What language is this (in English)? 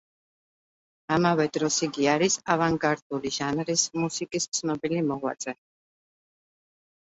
Georgian